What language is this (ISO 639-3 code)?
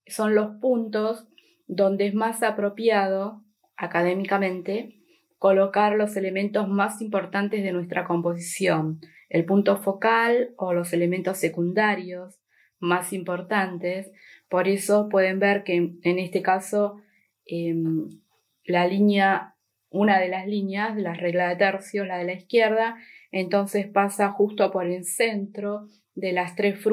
spa